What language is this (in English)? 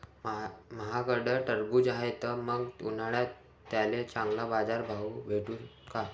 Marathi